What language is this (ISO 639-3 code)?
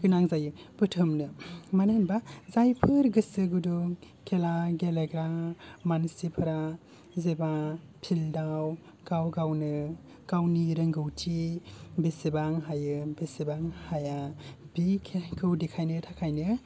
brx